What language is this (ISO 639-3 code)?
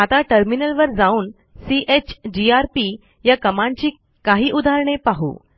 mar